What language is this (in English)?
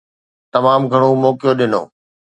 Sindhi